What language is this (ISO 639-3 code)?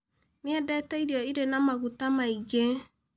kik